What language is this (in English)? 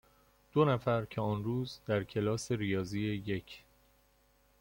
Persian